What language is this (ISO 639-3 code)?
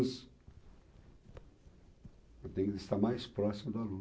por